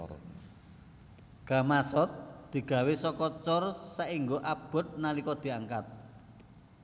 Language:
Javanese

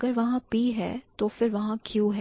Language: Hindi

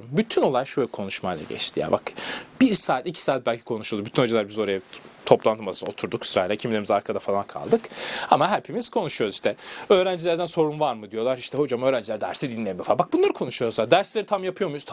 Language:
Turkish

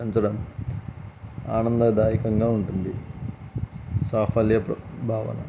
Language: Telugu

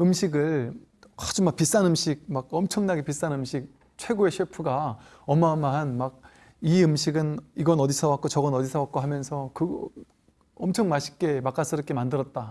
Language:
Korean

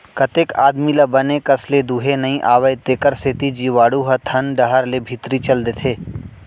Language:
Chhattisgarhi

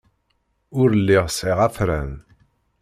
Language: Kabyle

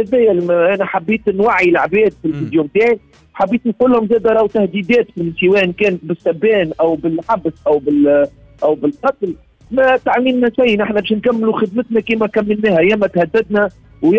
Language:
Arabic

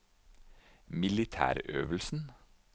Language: Norwegian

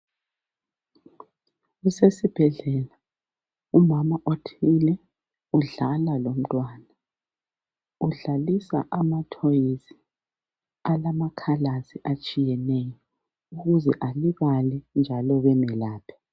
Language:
North Ndebele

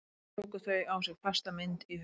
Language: Icelandic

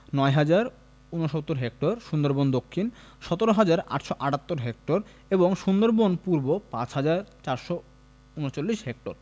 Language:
Bangla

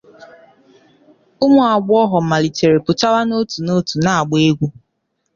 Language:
Igbo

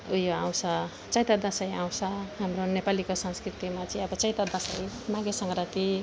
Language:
Nepali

